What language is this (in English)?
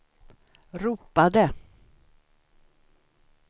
Swedish